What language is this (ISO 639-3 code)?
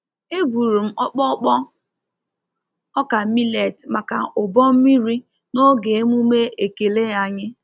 ibo